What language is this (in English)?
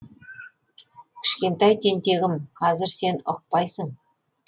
Kazakh